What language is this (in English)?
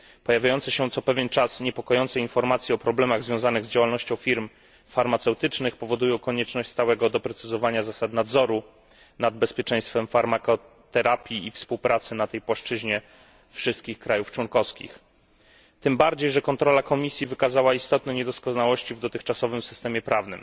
Polish